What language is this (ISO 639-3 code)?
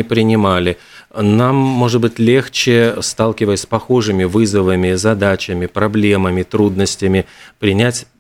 rus